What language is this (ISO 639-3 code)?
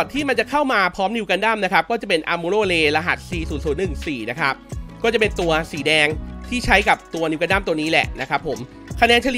tha